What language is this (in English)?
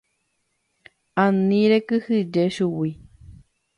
Guarani